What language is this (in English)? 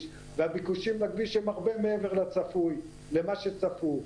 Hebrew